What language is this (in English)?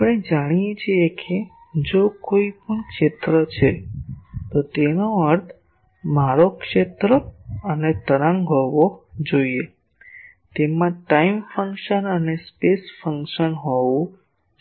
Gujarati